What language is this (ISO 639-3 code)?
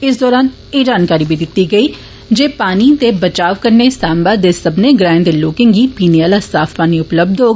doi